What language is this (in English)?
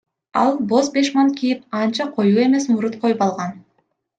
Kyrgyz